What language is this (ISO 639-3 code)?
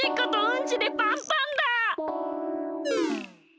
jpn